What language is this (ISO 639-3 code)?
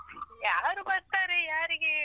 kan